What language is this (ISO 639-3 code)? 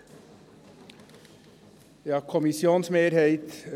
gsw